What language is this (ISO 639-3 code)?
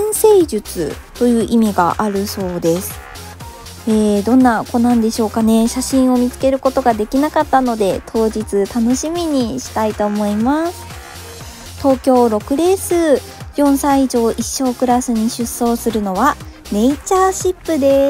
jpn